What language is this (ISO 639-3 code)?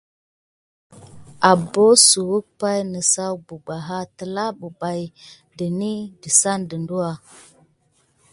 gid